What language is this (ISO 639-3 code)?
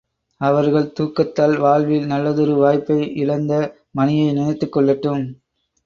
tam